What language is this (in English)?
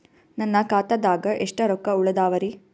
Kannada